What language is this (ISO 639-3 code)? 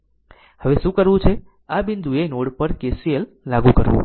guj